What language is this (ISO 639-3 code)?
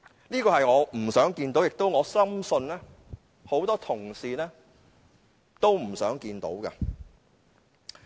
yue